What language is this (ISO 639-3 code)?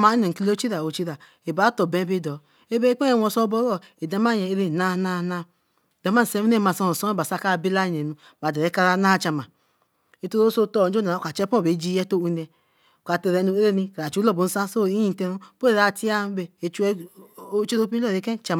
elm